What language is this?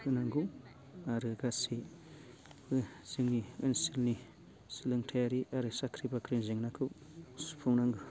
Bodo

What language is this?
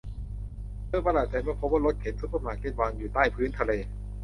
Thai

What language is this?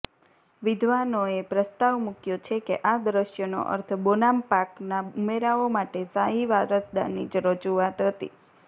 Gujarati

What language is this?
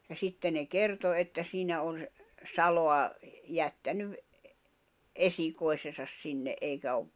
Finnish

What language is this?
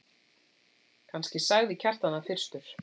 Icelandic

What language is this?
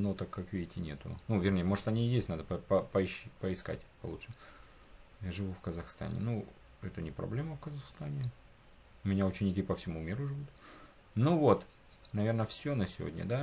Russian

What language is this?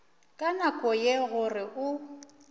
Northern Sotho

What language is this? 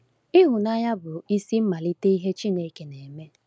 Igbo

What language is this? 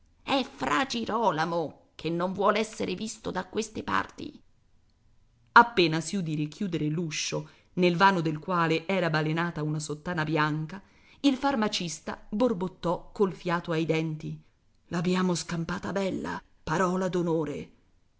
Italian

